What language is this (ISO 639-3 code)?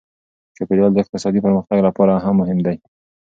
pus